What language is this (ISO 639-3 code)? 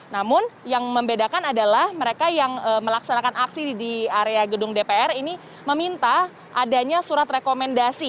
ind